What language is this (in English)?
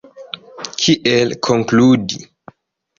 Esperanto